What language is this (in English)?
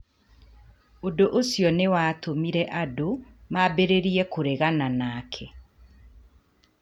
Kikuyu